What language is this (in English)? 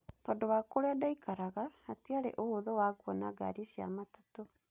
Kikuyu